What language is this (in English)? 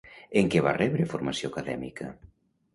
Catalan